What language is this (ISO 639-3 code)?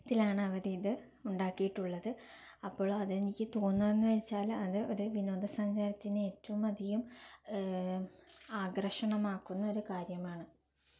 mal